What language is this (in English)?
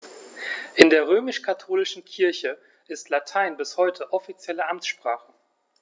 German